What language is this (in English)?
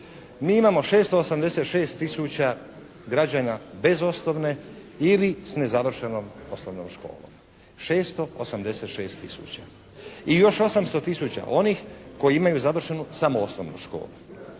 Croatian